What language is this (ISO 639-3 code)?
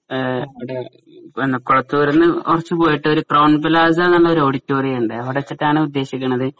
mal